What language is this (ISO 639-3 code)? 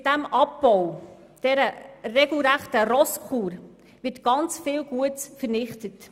gsw